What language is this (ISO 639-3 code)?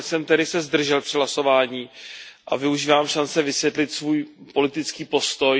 ces